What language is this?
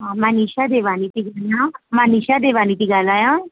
Sindhi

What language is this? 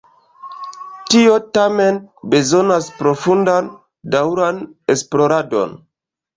Esperanto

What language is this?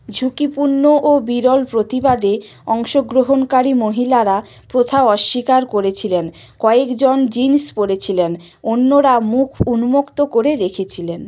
Bangla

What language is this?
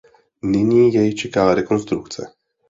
Czech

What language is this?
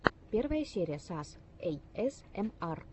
Russian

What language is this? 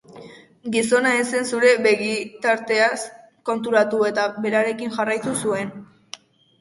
Basque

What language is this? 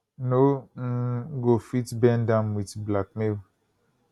Nigerian Pidgin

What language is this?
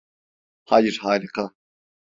Turkish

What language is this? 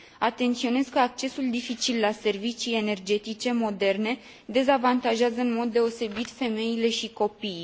Romanian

